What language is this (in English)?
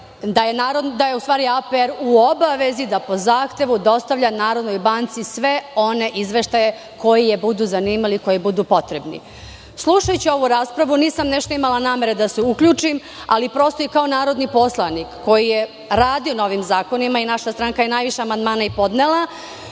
Serbian